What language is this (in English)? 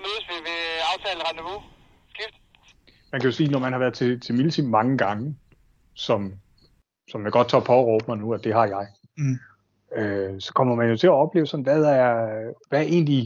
Danish